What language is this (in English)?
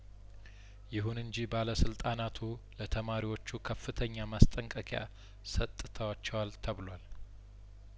Amharic